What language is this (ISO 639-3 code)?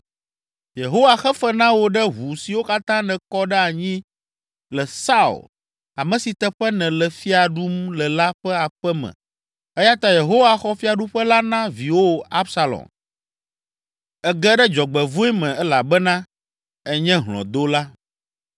ewe